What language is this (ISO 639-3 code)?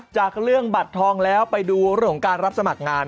tha